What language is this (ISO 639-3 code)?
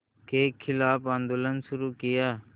hin